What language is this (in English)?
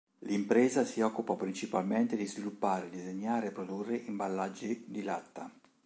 Italian